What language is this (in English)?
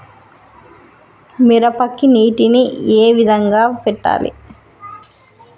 Telugu